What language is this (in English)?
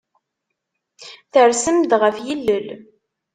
Kabyle